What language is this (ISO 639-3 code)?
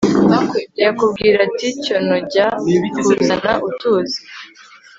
kin